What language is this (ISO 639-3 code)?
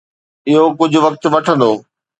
snd